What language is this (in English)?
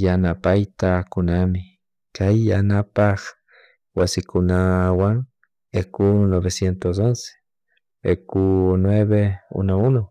Chimborazo Highland Quichua